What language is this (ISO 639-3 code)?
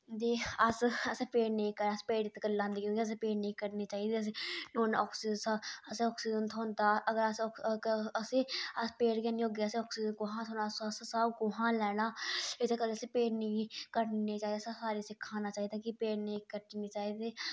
doi